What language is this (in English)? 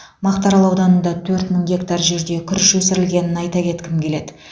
Kazakh